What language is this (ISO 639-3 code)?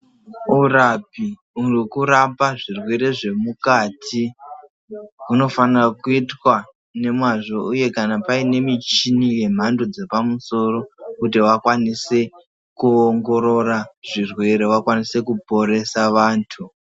ndc